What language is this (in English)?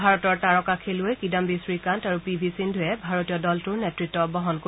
Assamese